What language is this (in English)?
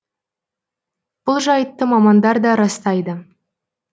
Kazakh